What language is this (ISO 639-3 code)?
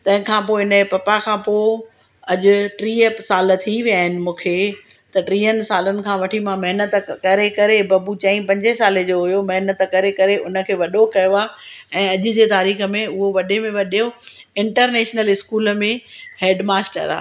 snd